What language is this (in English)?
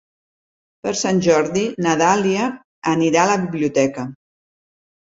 Catalan